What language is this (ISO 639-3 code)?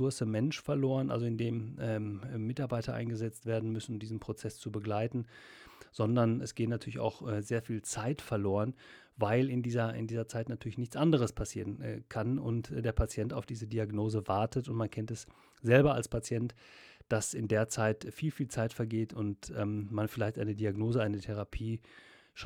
deu